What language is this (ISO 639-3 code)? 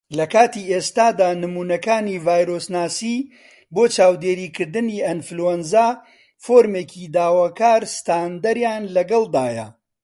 ckb